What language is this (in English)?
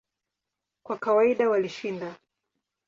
Swahili